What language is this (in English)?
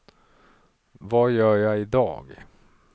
Swedish